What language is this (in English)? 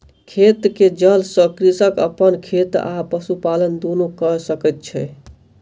Maithili